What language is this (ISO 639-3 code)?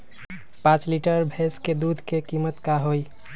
mag